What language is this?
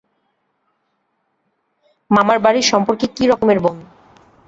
Bangla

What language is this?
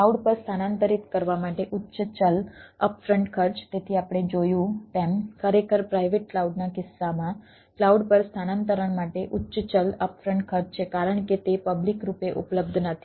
Gujarati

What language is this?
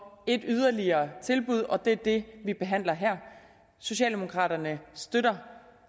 Danish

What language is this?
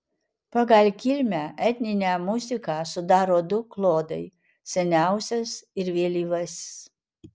Lithuanian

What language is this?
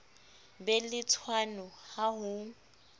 Southern Sotho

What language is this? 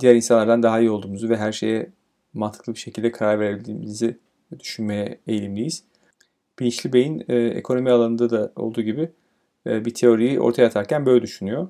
Turkish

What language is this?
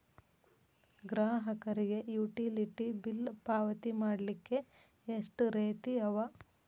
Kannada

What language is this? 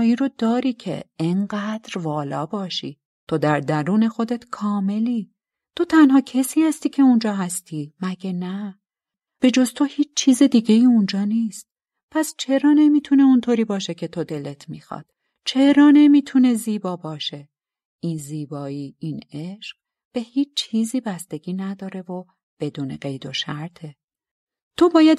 Persian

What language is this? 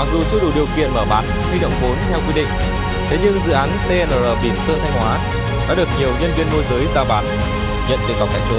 Vietnamese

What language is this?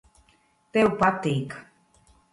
Latvian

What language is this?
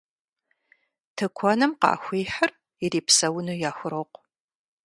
Kabardian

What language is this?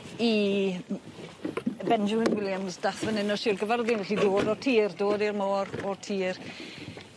Welsh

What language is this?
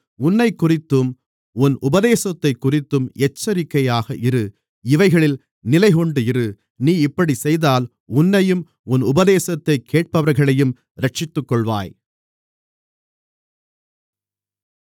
Tamil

